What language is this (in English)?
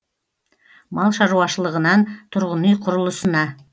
Kazakh